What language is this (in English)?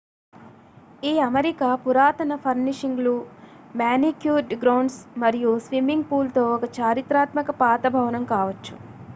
Telugu